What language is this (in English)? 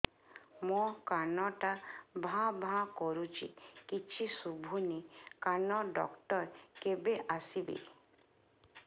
Odia